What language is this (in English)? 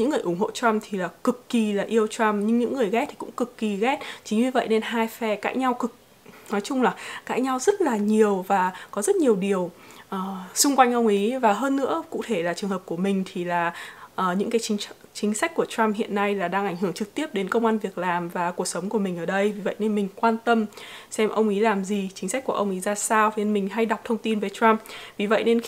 Vietnamese